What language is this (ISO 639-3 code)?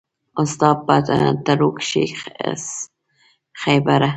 pus